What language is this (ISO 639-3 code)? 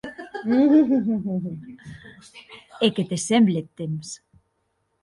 oci